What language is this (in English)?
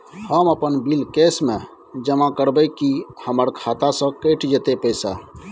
Maithili